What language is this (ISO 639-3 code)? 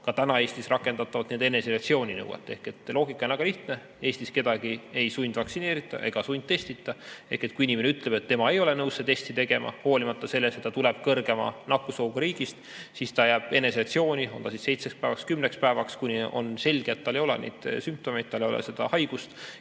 est